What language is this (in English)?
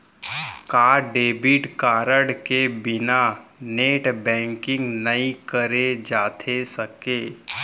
Chhattisgarhi